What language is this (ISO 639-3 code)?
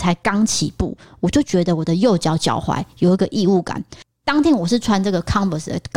zho